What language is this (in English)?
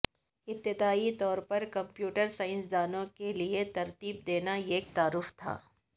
Urdu